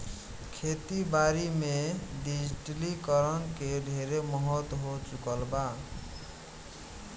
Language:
Bhojpuri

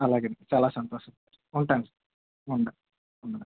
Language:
Telugu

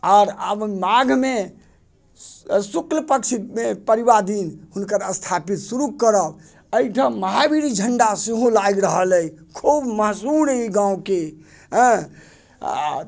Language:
Maithili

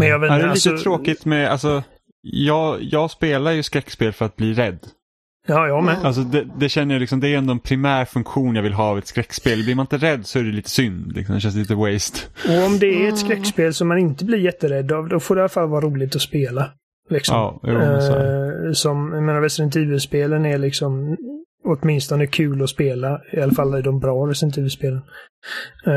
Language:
Swedish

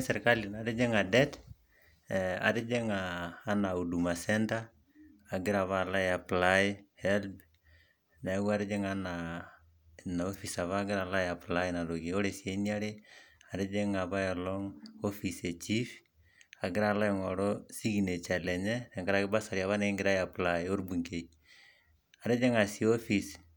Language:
Masai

